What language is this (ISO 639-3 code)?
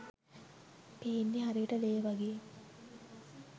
sin